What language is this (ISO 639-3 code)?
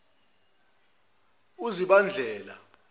zul